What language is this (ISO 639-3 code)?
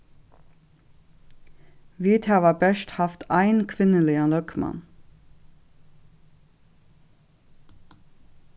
fao